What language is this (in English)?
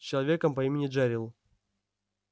Russian